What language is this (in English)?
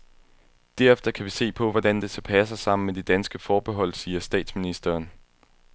Danish